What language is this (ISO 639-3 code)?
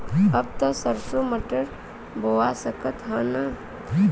bho